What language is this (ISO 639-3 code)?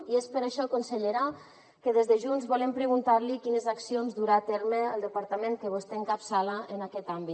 cat